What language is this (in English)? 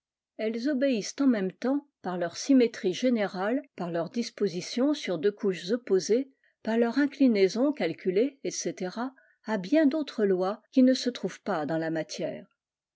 French